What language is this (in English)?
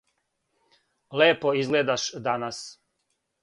Serbian